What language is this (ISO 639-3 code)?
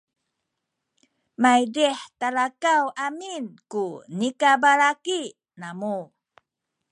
szy